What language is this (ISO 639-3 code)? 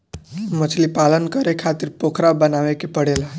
bho